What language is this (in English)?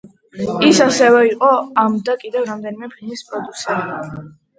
Georgian